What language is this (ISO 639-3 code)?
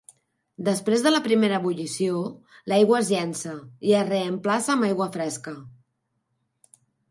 cat